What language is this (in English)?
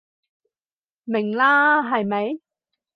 Cantonese